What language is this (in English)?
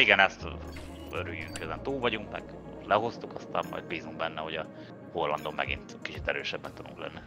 Hungarian